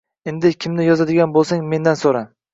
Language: Uzbek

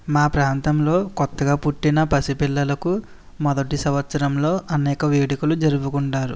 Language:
Telugu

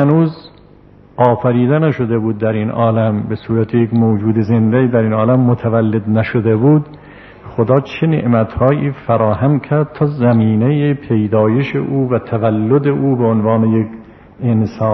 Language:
Persian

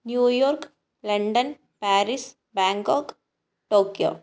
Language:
Malayalam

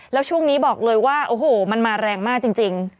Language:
Thai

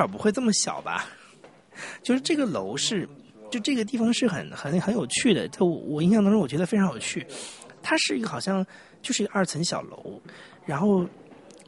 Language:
Chinese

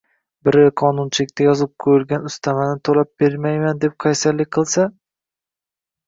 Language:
Uzbek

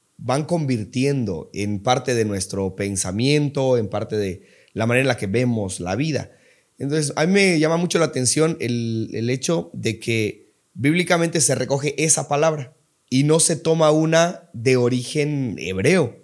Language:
Spanish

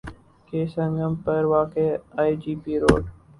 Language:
Urdu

